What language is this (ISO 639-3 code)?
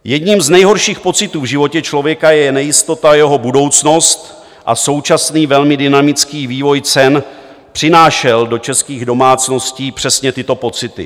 ces